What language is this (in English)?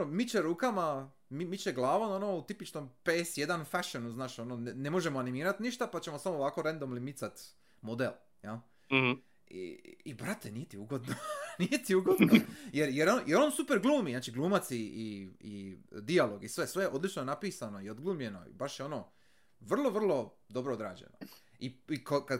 Croatian